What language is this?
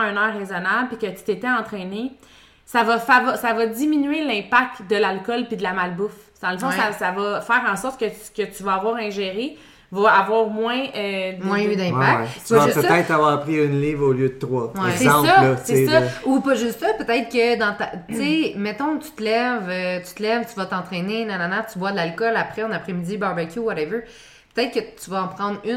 French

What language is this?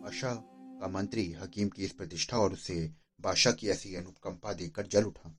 Hindi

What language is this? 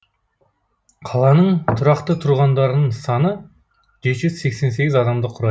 Kazakh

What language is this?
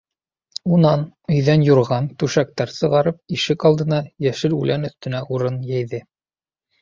Bashkir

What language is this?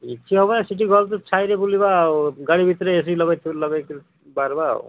Odia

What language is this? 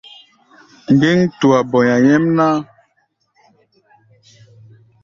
Gbaya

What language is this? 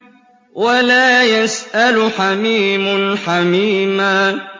Arabic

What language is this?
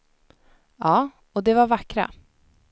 Swedish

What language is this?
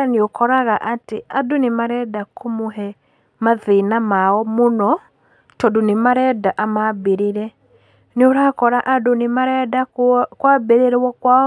Kikuyu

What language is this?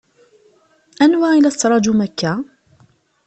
Kabyle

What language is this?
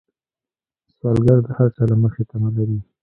Pashto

